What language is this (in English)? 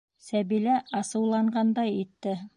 Bashkir